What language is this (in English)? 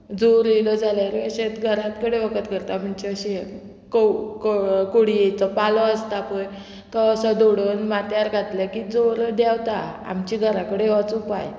Konkani